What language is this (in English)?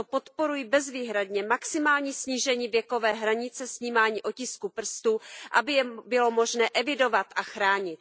Czech